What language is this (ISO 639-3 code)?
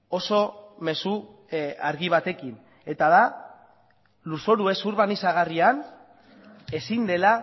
eus